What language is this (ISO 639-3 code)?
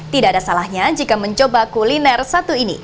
ind